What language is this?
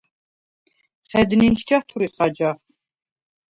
Svan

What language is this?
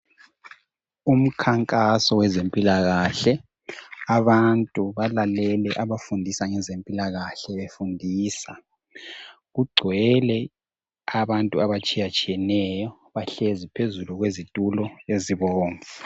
North Ndebele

